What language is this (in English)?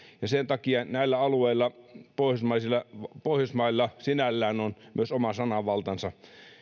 Finnish